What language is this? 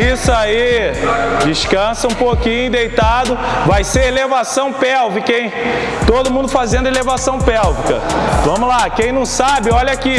Portuguese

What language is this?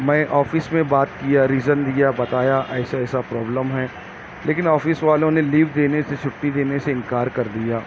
Urdu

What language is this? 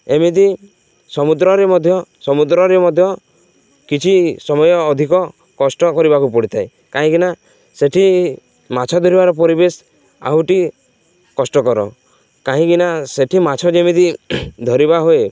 Odia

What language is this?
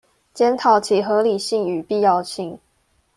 Chinese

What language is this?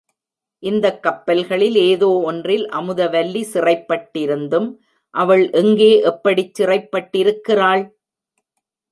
Tamil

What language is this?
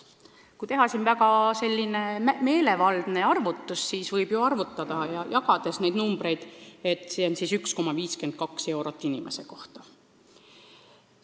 Estonian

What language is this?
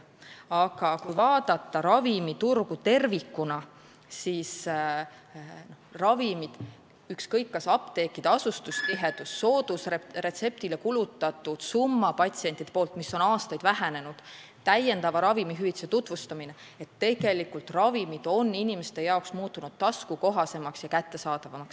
Estonian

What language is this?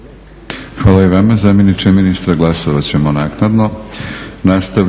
Croatian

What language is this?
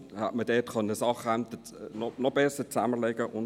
Swiss German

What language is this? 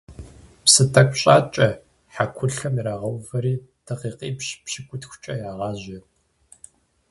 Kabardian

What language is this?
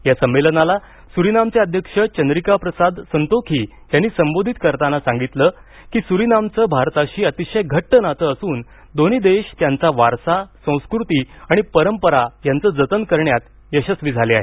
Marathi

